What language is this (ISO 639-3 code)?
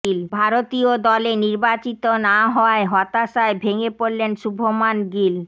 ben